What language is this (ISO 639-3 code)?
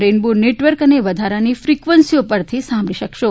guj